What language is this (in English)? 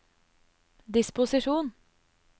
Norwegian